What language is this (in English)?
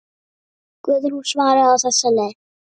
Icelandic